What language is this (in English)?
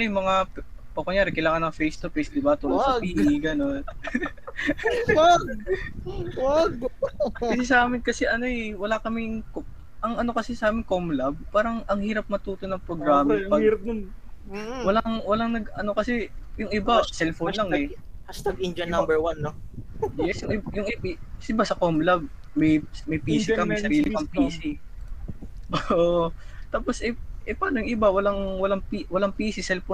Filipino